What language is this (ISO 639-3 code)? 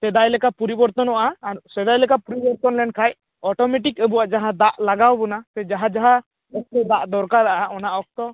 sat